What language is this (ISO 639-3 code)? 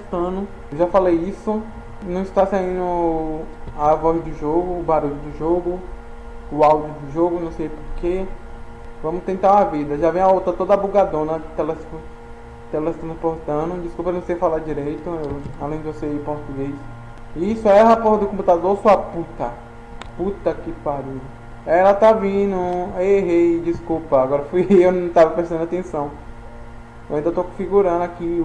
por